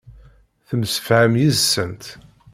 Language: Kabyle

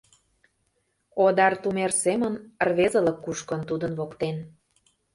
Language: Mari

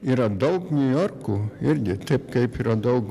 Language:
Lithuanian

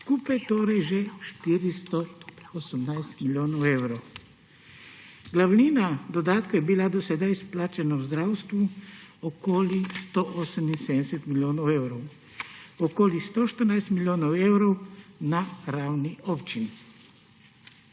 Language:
Slovenian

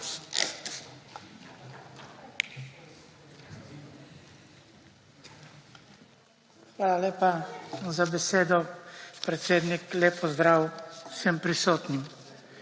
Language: Slovenian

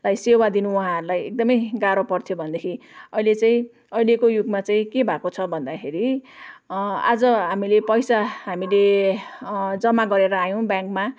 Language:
Nepali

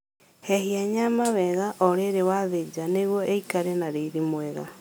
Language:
Kikuyu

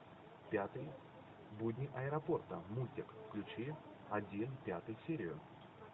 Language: Russian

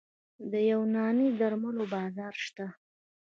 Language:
Pashto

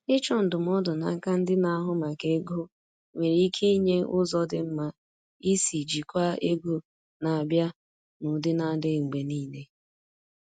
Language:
Igbo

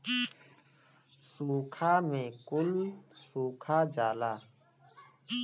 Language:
Bhojpuri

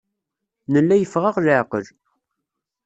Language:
Kabyle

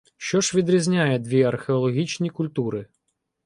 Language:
Ukrainian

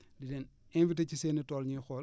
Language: Wolof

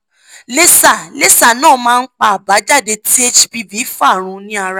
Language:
Yoruba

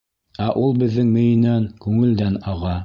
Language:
Bashkir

